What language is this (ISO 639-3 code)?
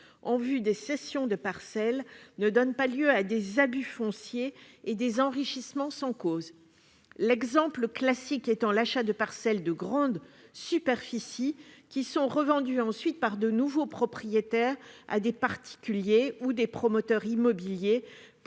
fra